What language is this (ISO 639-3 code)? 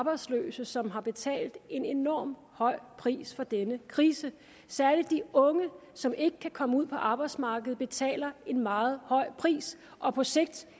dan